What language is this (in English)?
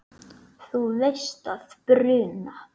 Icelandic